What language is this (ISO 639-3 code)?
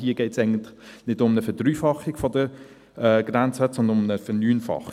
gsw